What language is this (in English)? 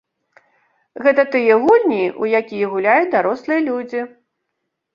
Belarusian